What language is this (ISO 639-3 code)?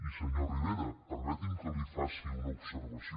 cat